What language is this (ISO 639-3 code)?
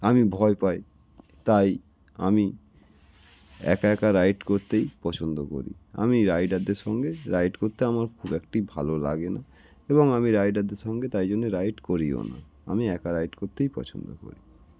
ben